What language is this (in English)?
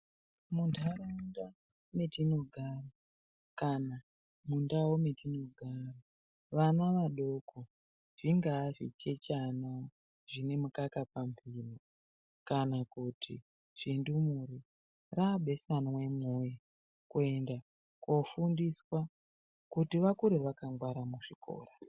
Ndau